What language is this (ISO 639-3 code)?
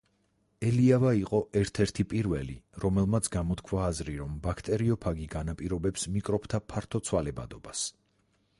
kat